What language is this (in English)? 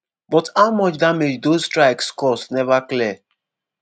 Nigerian Pidgin